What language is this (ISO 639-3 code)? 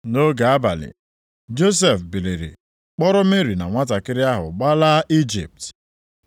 ibo